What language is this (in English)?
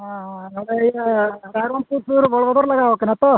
Santali